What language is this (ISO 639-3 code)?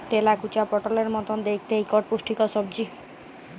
ben